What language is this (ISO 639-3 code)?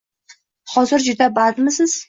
uzb